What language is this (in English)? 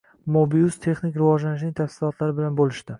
Uzbek